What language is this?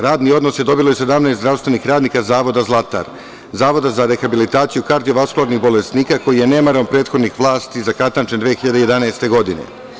Serbian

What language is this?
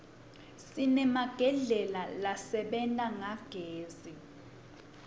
Swati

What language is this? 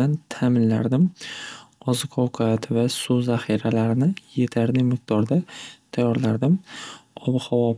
Uzbek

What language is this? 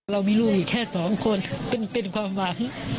Thai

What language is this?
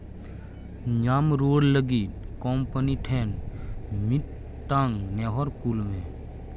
Santali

